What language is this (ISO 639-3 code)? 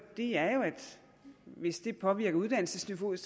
dan